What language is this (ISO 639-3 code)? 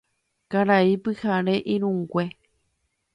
grn